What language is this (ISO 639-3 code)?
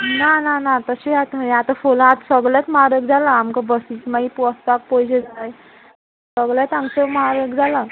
kok